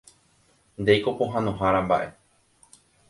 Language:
Guarani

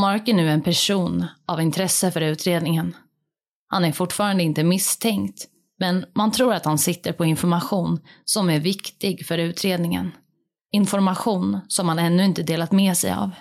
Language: Swedish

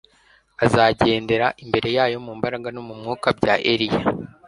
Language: Kinyarwanda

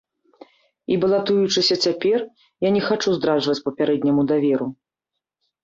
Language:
Belarusian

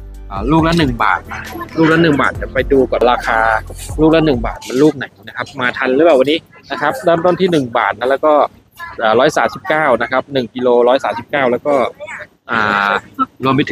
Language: Thai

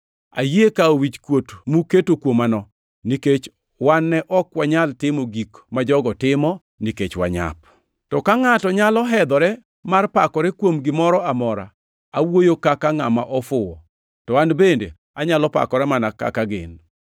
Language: Luo (Kenya and Tanzania)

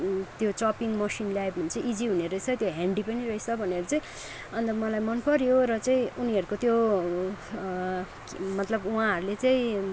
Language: Nepali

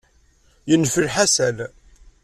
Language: Kabyle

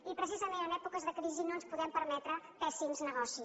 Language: Catalan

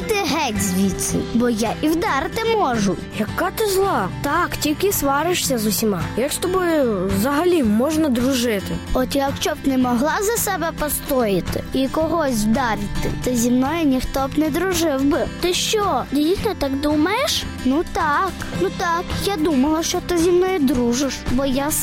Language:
Ukrainian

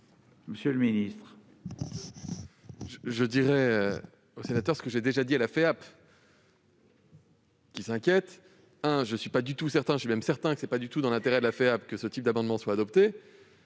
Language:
French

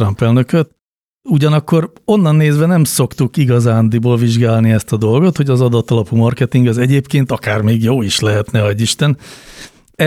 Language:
Hungarian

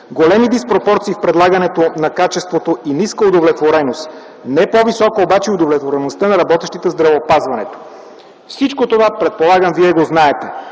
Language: Bulgarian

